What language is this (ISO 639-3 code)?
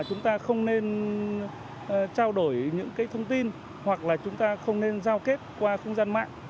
vie